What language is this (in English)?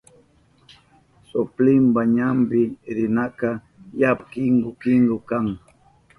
Southern Pastaza Quechua